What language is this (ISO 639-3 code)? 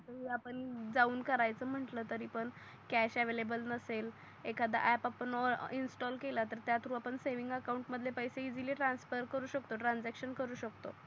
mar